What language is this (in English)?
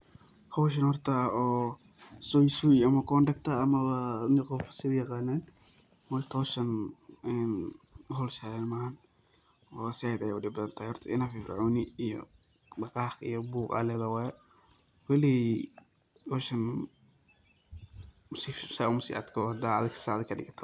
Somali